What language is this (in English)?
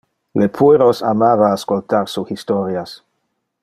Interlingua